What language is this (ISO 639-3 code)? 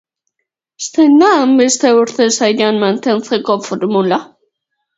eus